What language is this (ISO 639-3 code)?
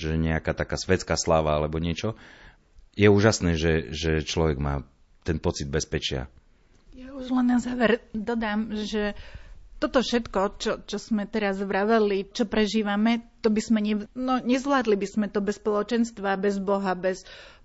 slk